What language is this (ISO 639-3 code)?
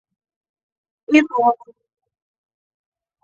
ibo